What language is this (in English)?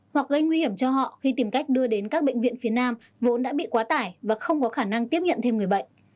Vietnamese